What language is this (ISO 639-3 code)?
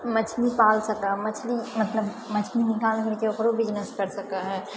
mai